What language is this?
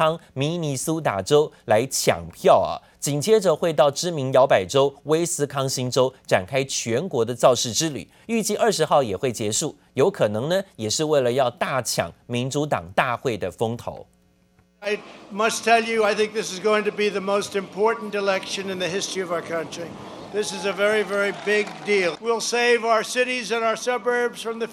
Chinese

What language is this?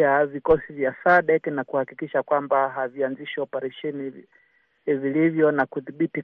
Swahili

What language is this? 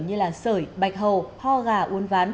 Vietnamese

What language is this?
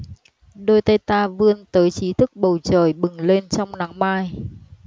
Vietnamese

